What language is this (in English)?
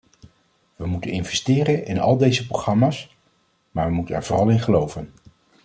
Dutch